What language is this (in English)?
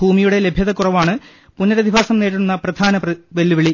Malayalam